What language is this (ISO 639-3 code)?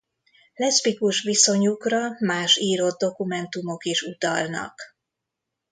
hun